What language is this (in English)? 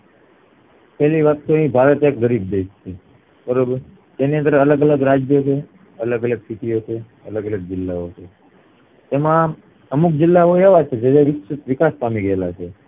Gujarati